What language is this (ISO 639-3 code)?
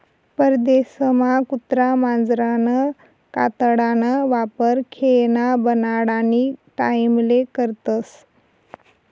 mar